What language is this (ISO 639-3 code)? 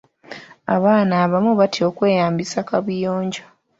lug